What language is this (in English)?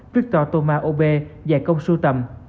Vietnamese